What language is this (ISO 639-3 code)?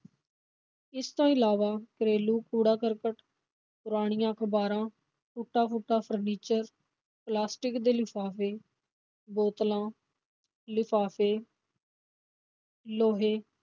pan